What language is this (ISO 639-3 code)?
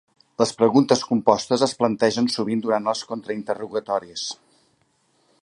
cat